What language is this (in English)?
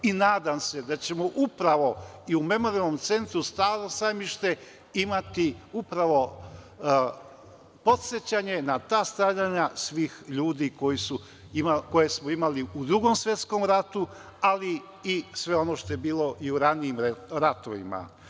Serbian